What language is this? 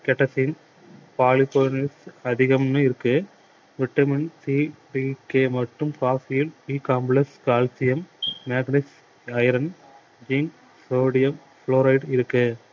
Tamil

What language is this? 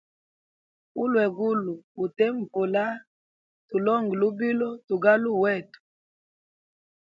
Hemba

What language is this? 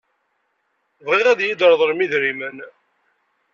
Kabyle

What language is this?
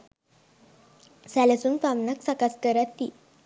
Sinhala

